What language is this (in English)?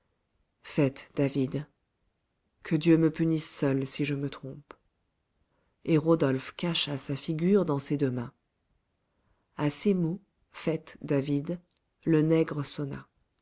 French